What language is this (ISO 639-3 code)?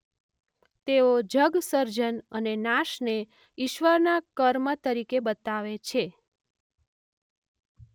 guj